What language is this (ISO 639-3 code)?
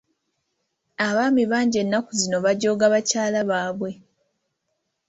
lug